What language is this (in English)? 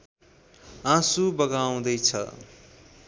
Nepali